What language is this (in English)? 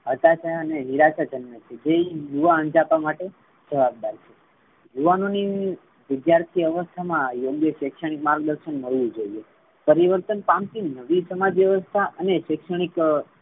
Gujarati